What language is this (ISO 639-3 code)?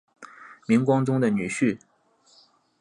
zho